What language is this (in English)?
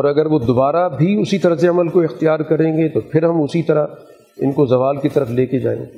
Urdu